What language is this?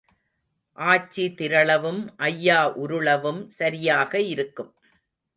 Tamil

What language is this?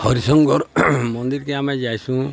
Odia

